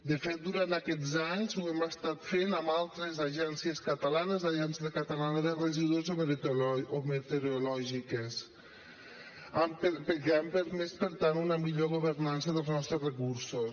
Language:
Catalan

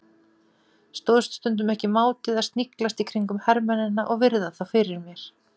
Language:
Icelandic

